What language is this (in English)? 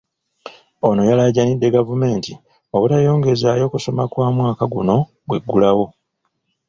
Ganda